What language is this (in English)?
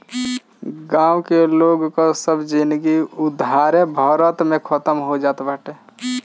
Bhojpuri